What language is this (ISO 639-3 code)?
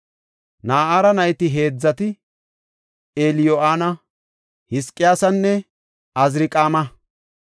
gof